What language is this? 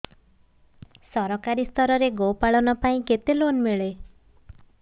Odia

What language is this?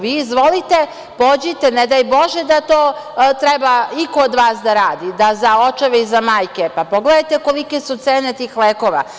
Serbian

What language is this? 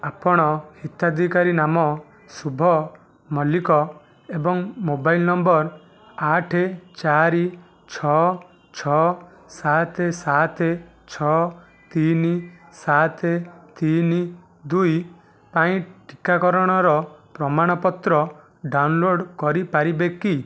Odia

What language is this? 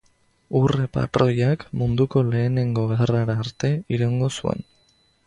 Basque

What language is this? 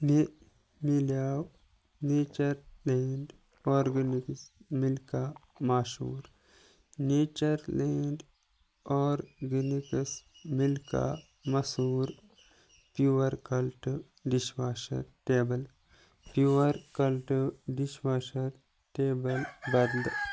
Kashmiri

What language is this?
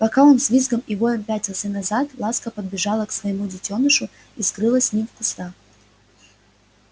Russian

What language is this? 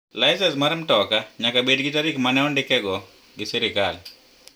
Luo (Kenya and Tanzania)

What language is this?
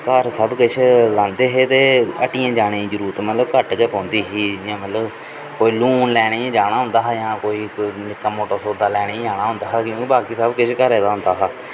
Dogri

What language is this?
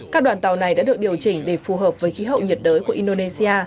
Vietnamese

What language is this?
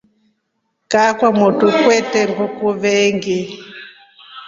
Rombo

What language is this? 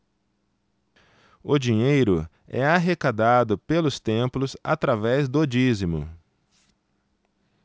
Portuguese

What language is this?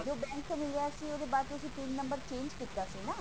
Punjabi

